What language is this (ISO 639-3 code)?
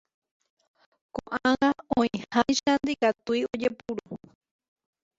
grn